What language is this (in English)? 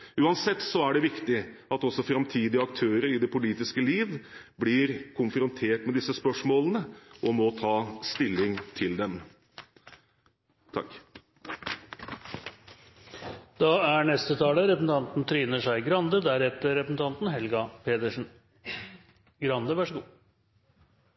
Norwegian Bokmål